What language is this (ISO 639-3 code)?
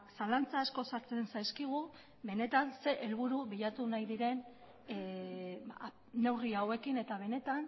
eus